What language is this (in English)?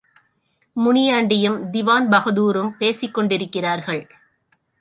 Tamil